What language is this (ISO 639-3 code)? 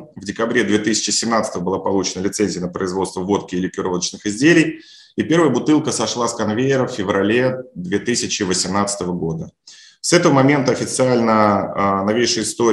rus